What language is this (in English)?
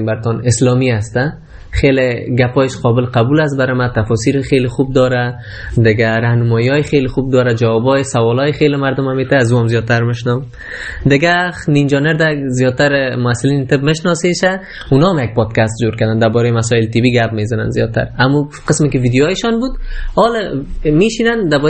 Persian